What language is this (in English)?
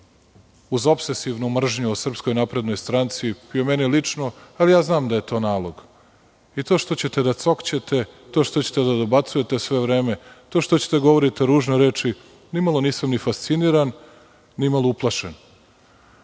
Serbian